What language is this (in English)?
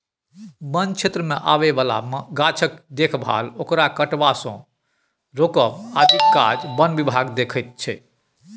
Maithili